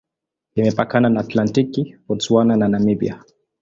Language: Swahili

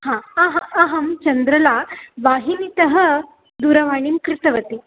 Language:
Sanskrit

